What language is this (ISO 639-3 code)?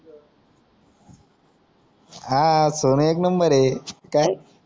mar